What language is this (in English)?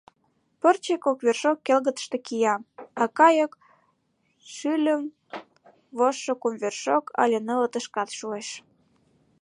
Mari